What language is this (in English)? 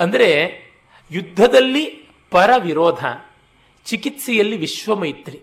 Kannada